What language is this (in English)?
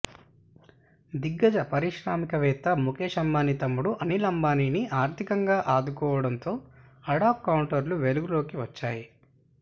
Telugu